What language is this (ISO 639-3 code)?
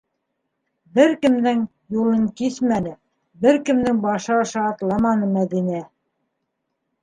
bak